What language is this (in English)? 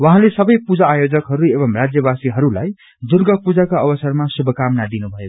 Nepali